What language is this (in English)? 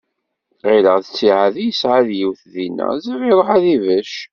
Kabyle